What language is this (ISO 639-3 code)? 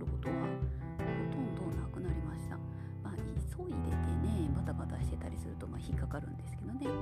jpn